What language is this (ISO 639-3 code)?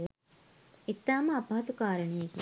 sin